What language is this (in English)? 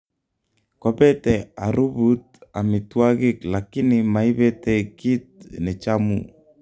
Kalenjin